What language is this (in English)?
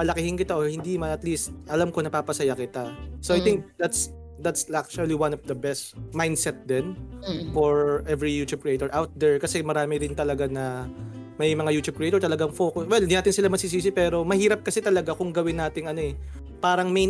Filipino